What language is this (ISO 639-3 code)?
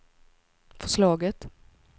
swe